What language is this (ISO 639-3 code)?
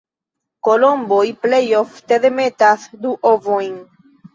epo